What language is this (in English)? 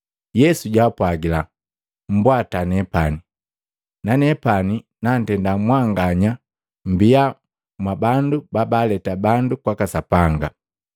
Matengo